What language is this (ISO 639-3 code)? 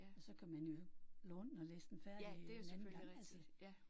dan